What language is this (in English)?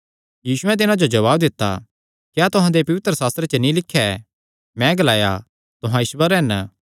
Kangri